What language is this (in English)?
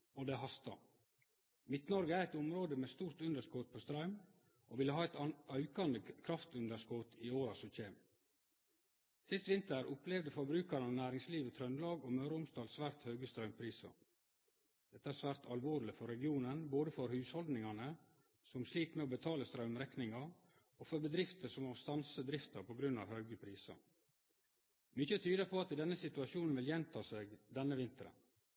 Norwegian Nynorsk